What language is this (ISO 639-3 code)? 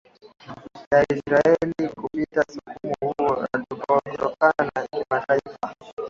swa